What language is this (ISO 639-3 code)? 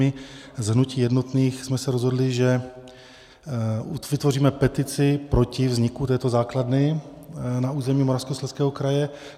ces